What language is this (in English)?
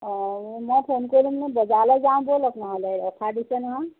Assamese